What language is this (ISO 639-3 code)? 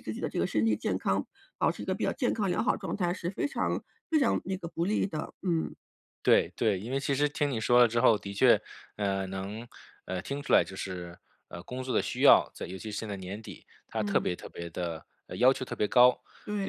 zho